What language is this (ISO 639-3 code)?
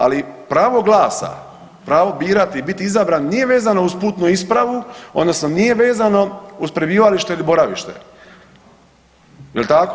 hrv